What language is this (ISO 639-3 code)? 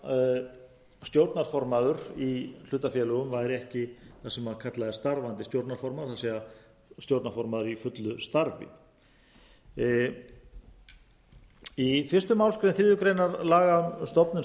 isl